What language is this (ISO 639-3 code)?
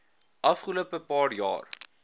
afr